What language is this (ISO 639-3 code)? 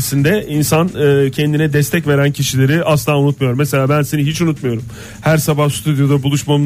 tur